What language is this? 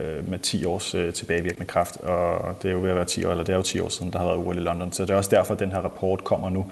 Danish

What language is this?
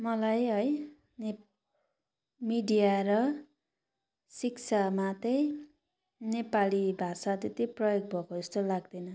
Nepali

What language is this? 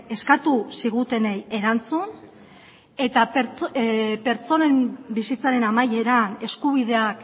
Basque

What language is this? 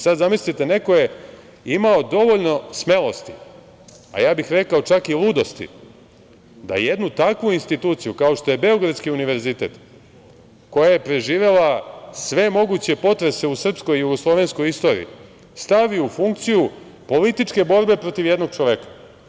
Serbian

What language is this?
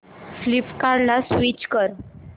Marathi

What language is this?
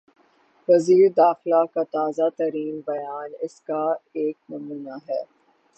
Urdu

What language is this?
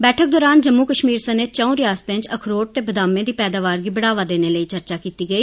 Dogri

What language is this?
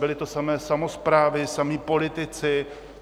Czech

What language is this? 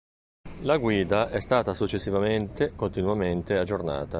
Italian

